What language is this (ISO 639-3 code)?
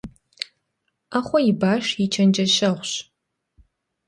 kbd